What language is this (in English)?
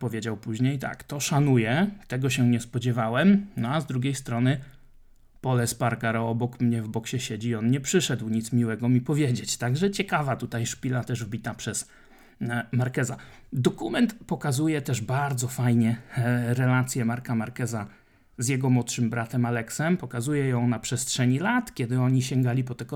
Polish